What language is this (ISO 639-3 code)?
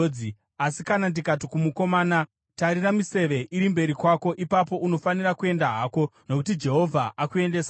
sna